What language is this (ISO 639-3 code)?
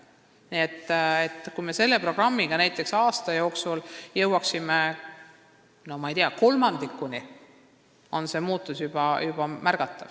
est